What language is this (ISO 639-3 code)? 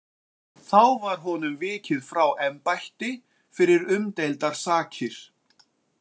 isl